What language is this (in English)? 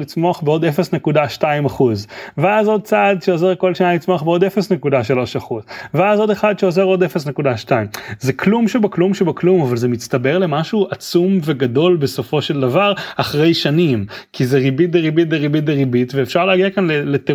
Hebrew